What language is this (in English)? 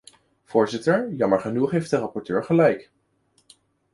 Dutch